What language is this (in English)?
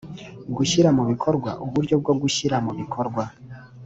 Kinyarwanda